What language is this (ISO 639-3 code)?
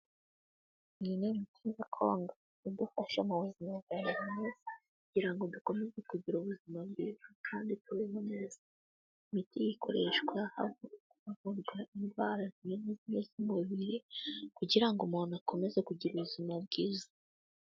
kin